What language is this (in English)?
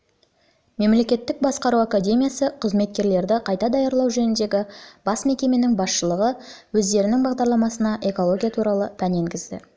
Kazakh